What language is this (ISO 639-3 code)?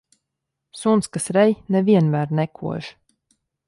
lav